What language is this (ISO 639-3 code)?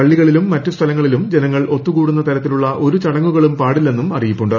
mal